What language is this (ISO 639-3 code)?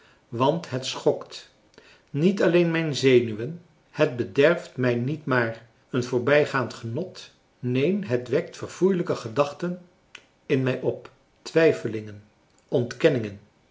nld